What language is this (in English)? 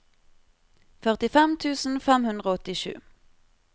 Norwegian